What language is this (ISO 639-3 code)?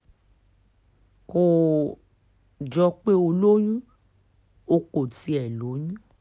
yor